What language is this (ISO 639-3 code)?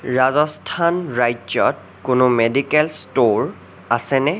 asm